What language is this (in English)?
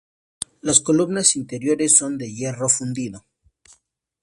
Spanish